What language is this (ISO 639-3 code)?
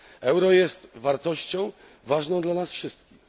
pol